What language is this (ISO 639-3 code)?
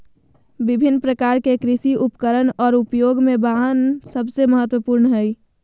mag